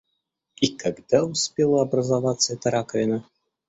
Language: Russian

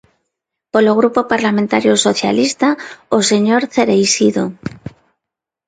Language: Galician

